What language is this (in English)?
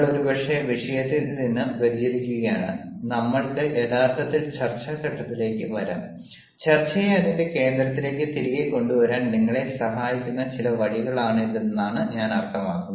Malayalam